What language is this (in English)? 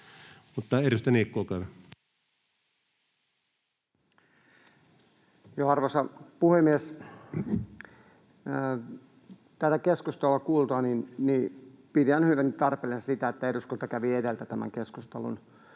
Finnish